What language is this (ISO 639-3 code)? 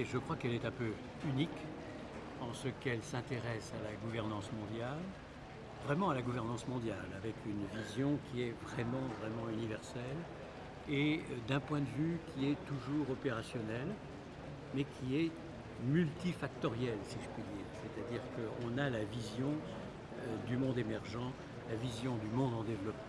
fra